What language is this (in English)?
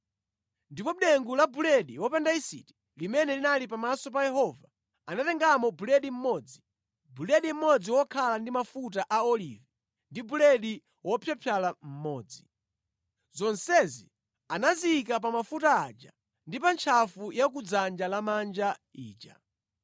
Nyanja